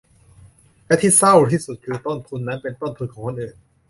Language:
Thai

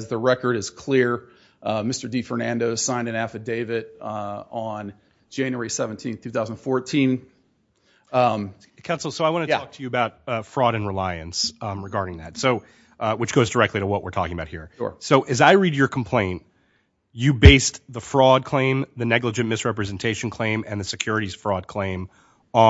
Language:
English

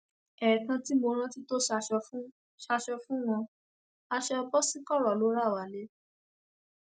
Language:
Yoruba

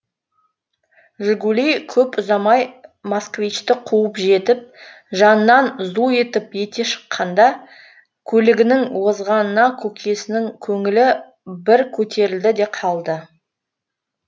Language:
Kazakh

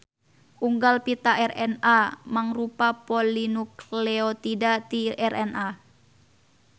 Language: Sundanese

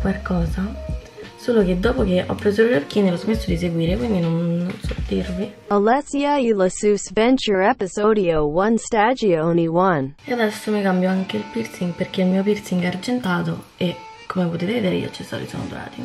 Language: Italian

